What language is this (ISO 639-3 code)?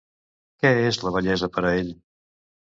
cat